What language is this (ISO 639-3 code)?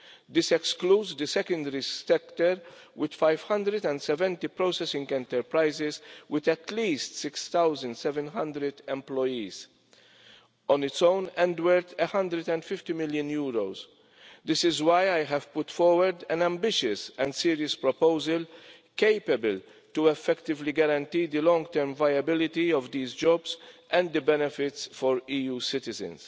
eng